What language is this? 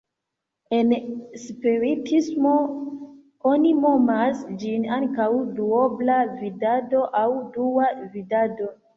Esperanto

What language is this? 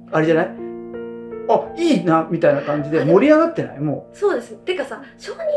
Japanese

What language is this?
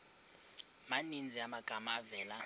Xhosa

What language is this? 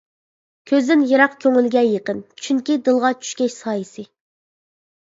Uyghur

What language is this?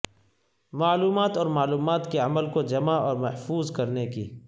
Urdu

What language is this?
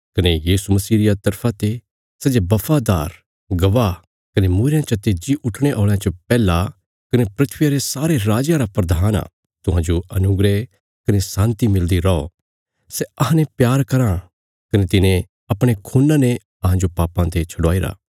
Bilaspuri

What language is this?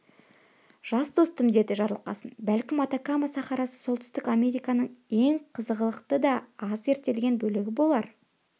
Kazakh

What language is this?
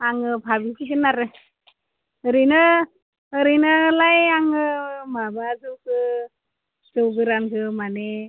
Bodo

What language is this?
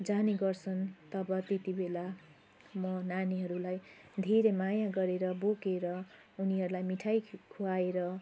Nepali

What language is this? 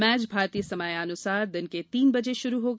Hindi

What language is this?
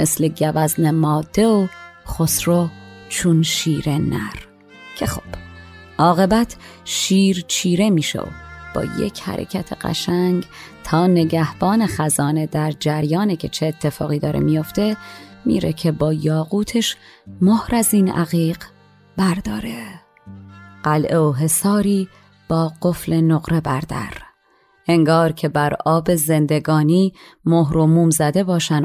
Persian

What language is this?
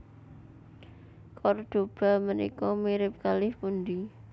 Javanese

